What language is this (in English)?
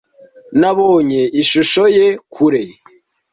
Kinyarwanda